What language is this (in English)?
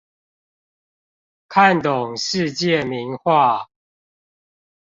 Chinese